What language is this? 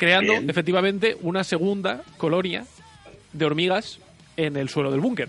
Spanish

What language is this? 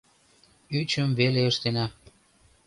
Mari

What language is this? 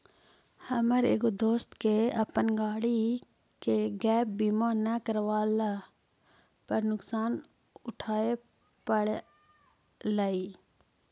Magahi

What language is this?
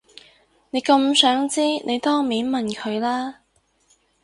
Cantonese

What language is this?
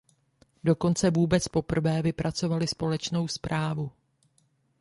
Czech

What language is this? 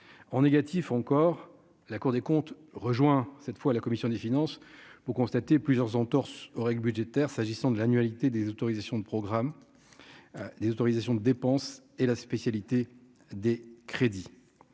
French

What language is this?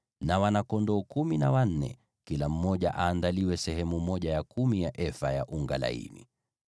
Swahili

